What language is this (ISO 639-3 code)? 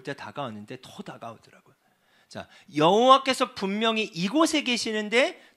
kor